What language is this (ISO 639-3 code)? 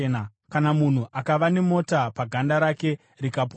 sna